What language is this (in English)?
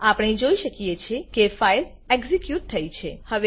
Gujarati